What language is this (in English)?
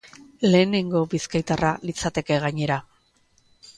Basque